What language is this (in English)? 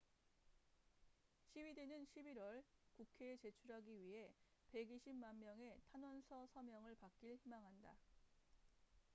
Korean